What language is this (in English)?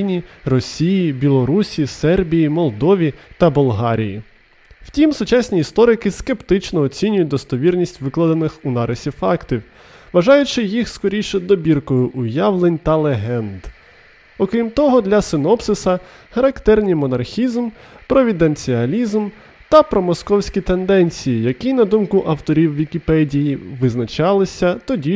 Ukrainian